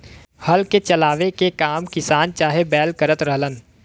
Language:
Bhojpuri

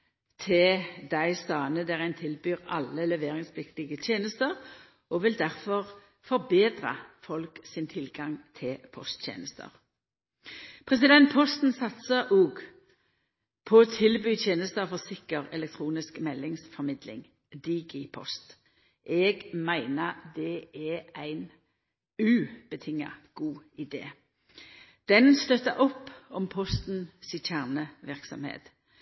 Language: Norwegian Nynorsk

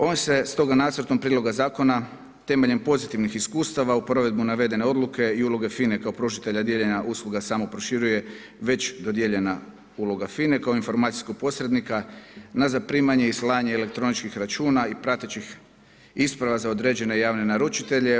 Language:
Croatian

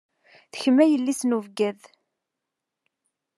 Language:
Kabyle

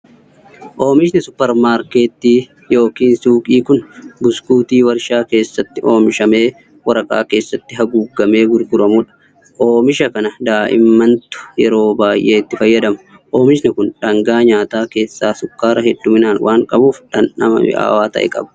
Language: Oromo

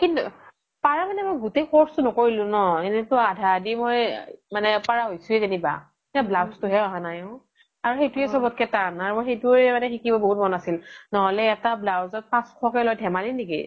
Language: Assamese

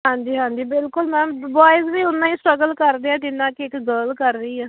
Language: Punjabi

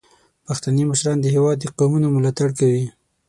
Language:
Pashto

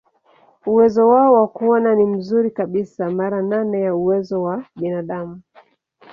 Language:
Swahili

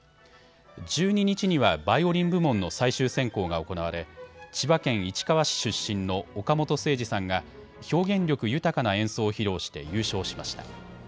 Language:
Japanese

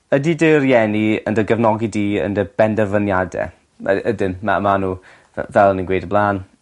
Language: Welsh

